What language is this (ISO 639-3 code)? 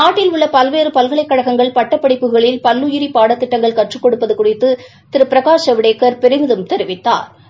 tam